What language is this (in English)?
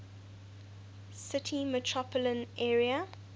English